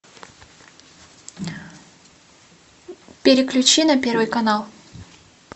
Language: Russian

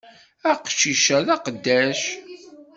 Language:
Kabyle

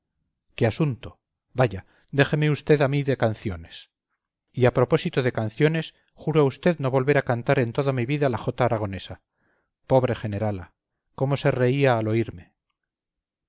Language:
Spanish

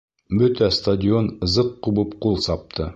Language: Bashkir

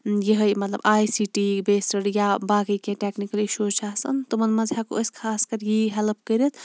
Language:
Kashmiri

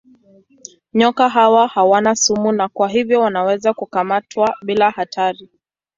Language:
Swahili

